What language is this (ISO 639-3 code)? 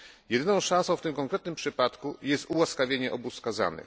pol